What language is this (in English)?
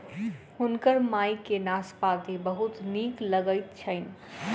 Maithili